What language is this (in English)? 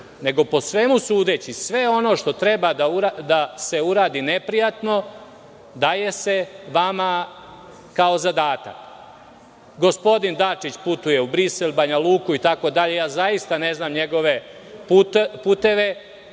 Serbian